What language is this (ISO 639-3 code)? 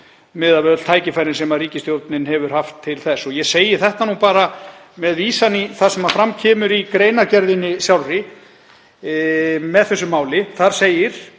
isl